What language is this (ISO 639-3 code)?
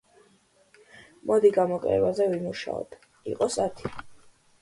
kat